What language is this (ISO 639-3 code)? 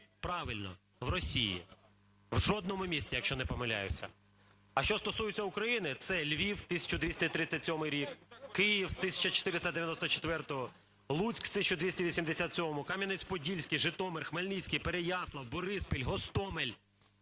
ukr